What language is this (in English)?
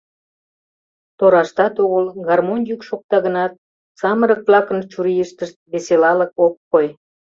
Mari